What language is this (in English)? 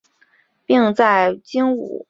Chinese